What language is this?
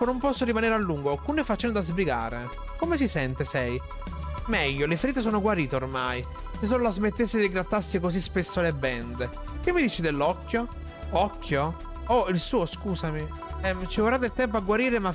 Italian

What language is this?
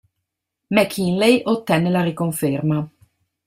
Italian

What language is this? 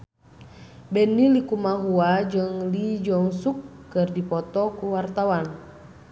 Sundanese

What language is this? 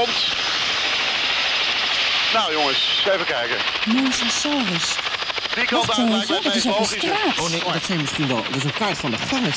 Dutch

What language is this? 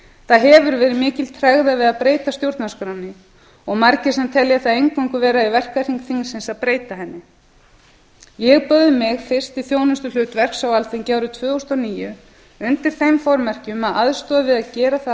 Icelandic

